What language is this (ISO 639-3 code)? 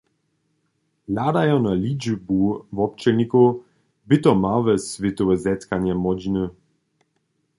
hsb